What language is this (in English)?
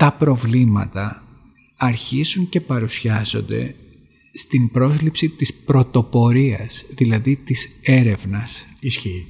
Greek